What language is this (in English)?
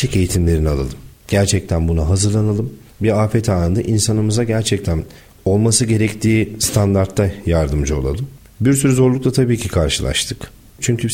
Turkish